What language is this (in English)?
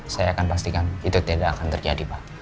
Indonesian